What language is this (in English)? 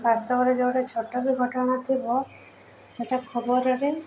Odia